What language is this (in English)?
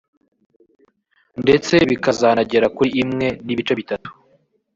Kinyarwanda